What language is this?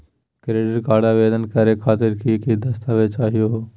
Magahi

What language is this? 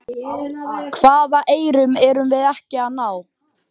Icelandic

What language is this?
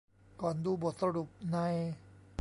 Thai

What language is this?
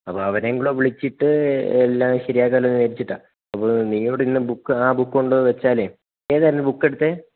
Malayalam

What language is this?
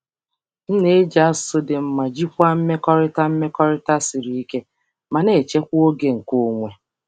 Igbo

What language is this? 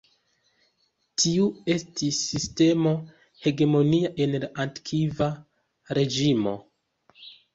Esperanto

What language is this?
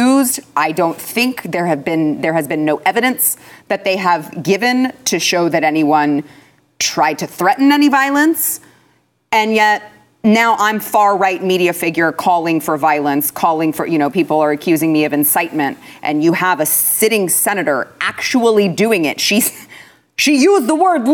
English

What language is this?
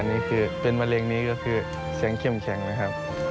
Thai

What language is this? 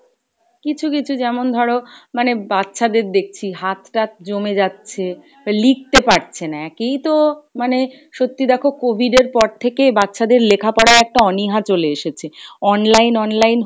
Bangla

